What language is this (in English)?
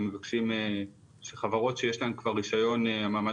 Hebrew